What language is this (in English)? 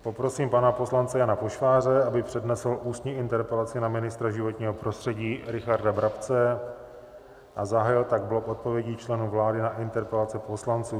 Czech